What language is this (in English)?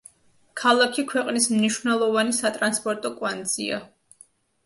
Georgian